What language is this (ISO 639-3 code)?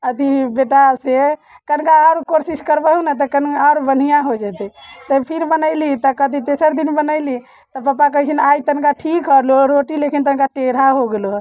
mai